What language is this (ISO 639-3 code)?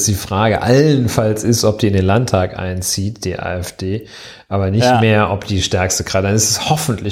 deu